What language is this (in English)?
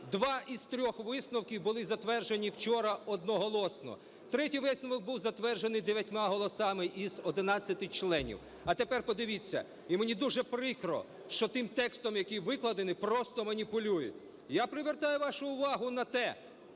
Ukrainian